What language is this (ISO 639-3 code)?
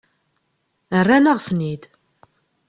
kab